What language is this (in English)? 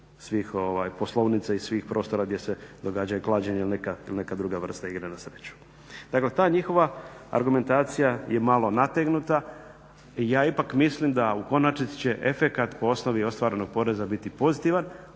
Croatian